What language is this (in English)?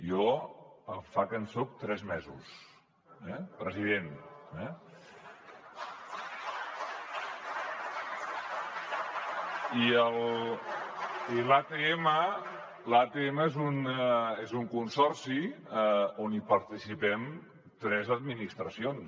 Catalan